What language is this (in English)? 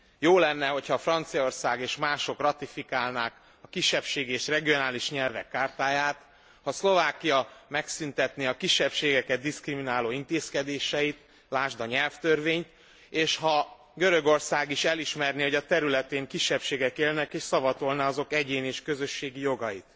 Hungarian